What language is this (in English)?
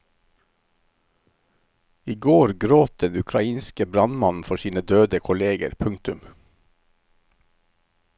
Norwegian